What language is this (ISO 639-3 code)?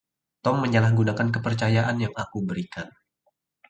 ind